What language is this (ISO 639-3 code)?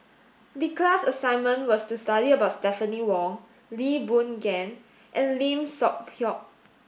eng